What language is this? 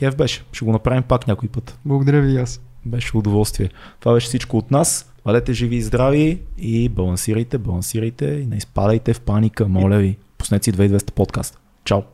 Bulgarian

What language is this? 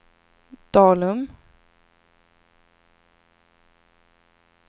Swedish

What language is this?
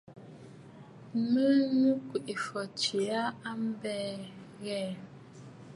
Bafut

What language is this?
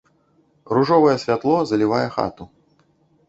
Belarusian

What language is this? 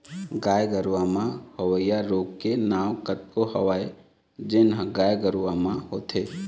Chhattisgarhi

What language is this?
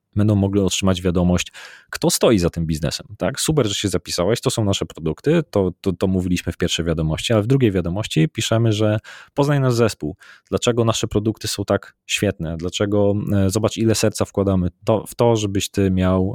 Polish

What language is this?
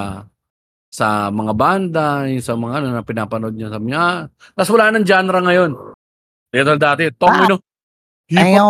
Filipino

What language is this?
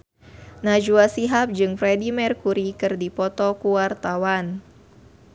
Sundanese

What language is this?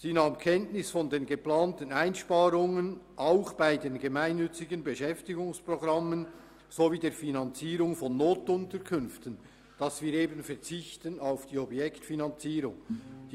Swiss German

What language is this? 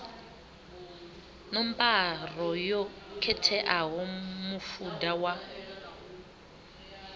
Venda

